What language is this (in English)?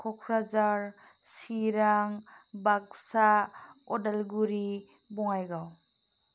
Bodo